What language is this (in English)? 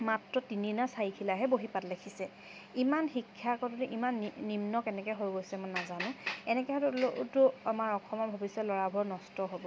Assamese